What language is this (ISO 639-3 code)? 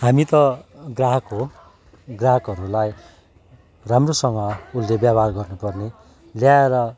nep